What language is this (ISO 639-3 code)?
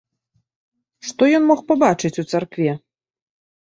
bel